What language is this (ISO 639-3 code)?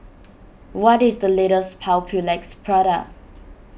eng